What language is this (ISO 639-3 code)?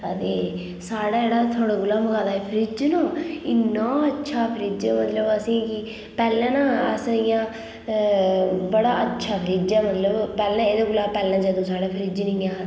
doi